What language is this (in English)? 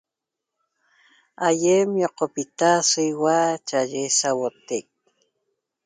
Toba